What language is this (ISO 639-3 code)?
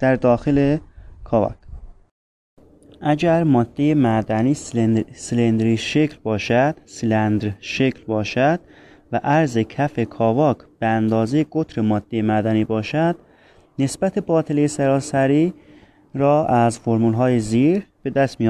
fas